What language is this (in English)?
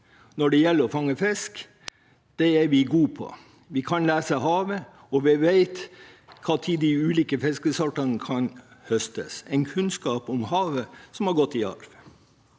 Norwegian